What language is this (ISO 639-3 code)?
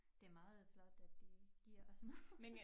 dan